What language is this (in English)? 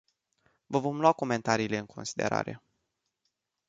Romanian